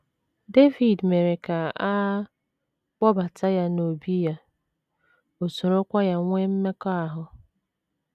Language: Igbo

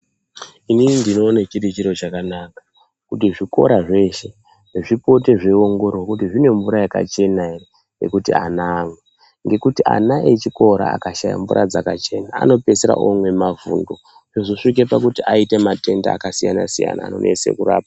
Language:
Ndau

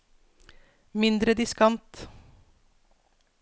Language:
Norwegian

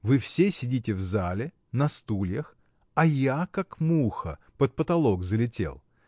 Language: Russian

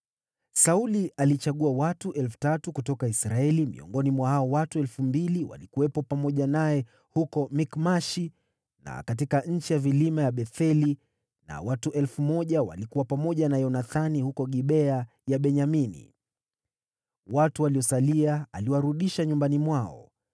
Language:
Swahili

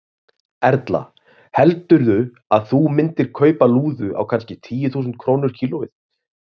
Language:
Icelandic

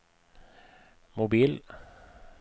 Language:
Norwegian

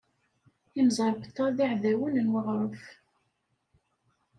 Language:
Kabyle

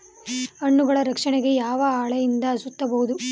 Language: Kannada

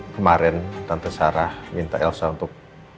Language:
Indonesian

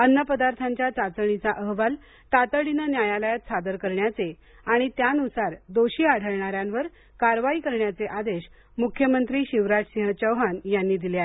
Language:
Marathi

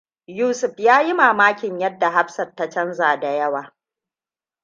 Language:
Hausa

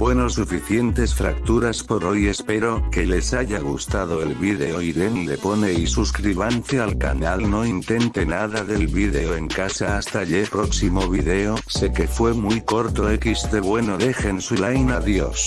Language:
Spanish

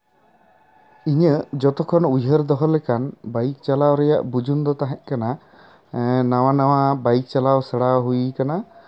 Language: Santali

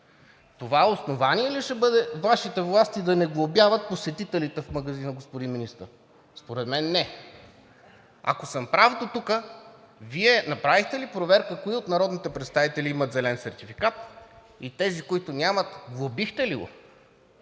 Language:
Bulgarian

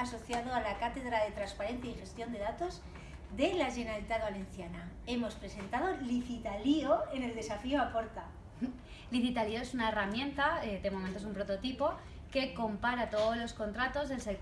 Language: Spanish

